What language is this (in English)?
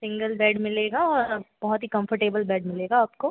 Hindi